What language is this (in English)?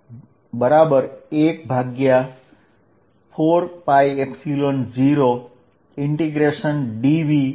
Gujarati